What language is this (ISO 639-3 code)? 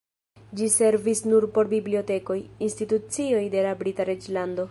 epo